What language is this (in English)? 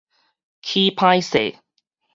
Min Nan Chinese